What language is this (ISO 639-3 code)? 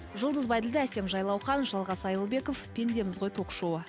kaz